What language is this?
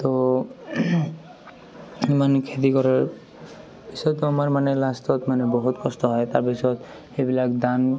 Assamese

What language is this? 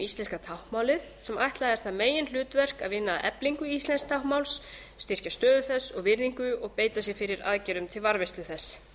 Icelandic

